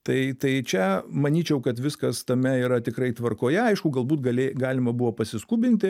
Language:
Lithuanian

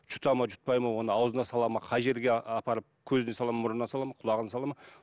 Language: Kazakh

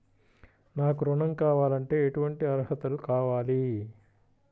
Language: Telugu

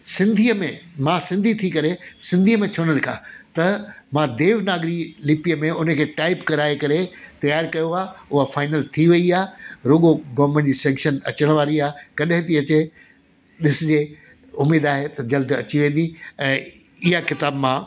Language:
Sindhi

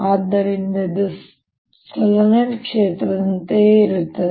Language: Kannada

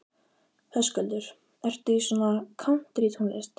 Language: Icelandic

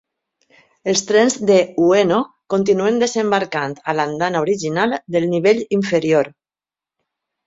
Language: Catalan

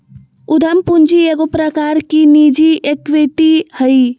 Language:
Magahi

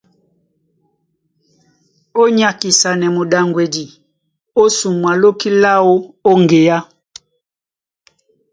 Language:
Duala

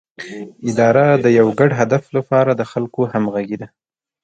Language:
Pashto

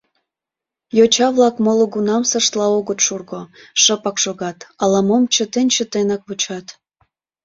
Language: Mari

